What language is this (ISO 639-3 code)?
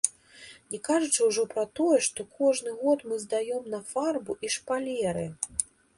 bel